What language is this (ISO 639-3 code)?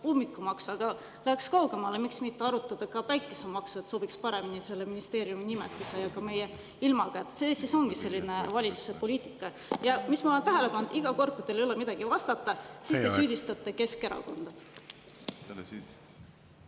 est